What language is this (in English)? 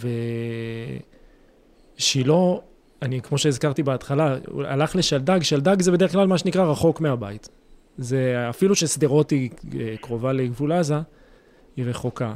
Hebrew